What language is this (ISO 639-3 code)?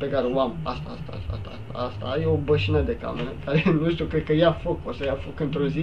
ron